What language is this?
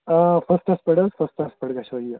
Kashmiri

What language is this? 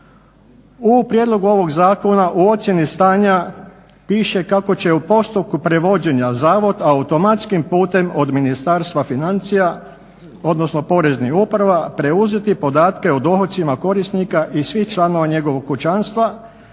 Croatian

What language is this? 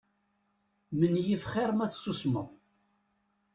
Kabyle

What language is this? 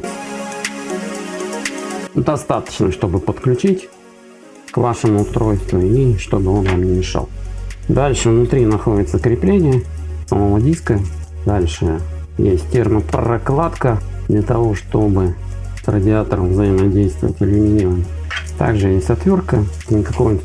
Russian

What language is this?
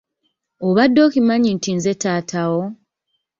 Ganda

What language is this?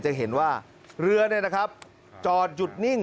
Thai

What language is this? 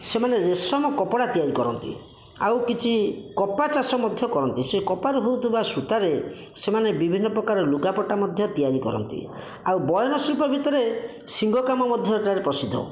Odia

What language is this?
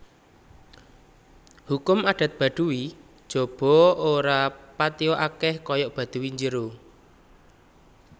Javanese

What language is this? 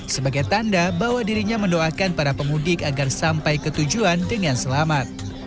Indonesian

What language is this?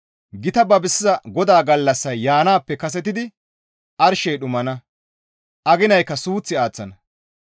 Gamo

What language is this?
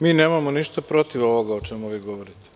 Serbian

